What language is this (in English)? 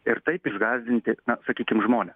Lithuanian